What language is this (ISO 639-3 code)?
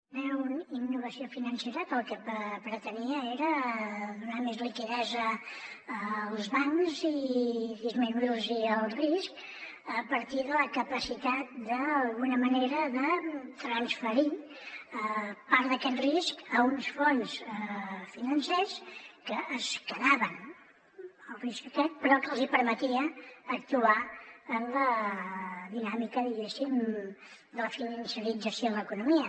cat